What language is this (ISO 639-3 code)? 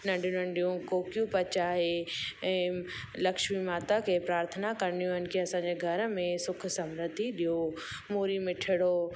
snd